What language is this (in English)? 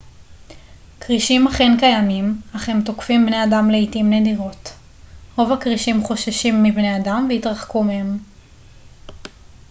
Hebrew